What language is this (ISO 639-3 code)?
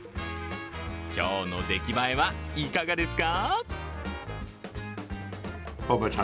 jpn